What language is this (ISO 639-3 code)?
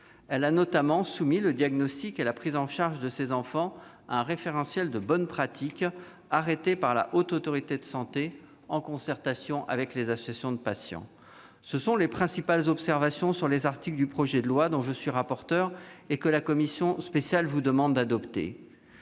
fra